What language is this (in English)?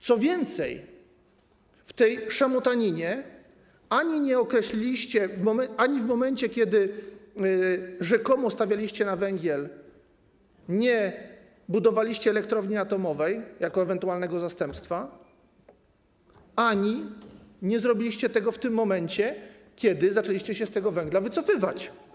Polish